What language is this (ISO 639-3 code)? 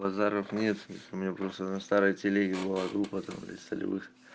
rus